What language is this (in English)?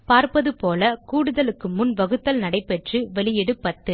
Tamil